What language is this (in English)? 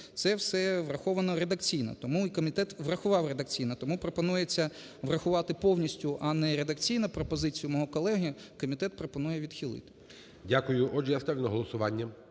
Ukrainian